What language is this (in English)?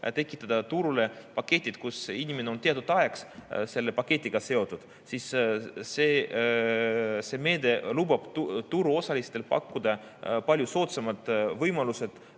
Estonian